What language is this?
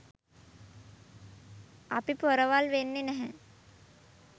Sinhala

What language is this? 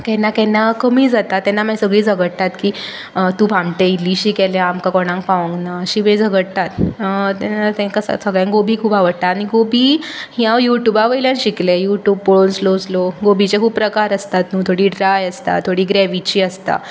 Konkani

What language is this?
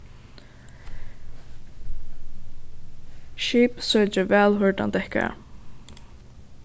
Faroese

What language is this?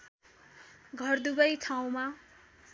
Nepali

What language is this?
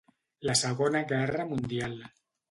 Catalan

